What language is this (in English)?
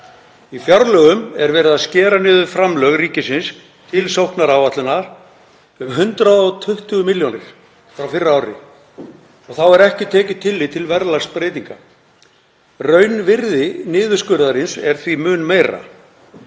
Icelandic